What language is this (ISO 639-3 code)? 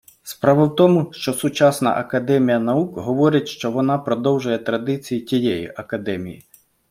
ukr